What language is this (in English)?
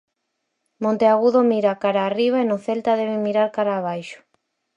Galician